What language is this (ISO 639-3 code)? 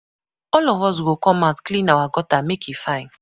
pcm